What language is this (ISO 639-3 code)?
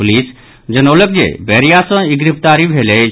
mai